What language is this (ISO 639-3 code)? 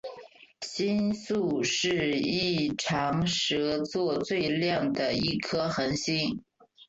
zho